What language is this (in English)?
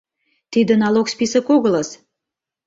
Mari